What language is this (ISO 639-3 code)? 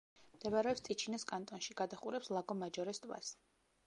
kat